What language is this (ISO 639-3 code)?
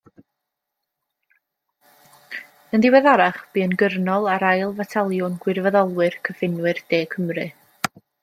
cym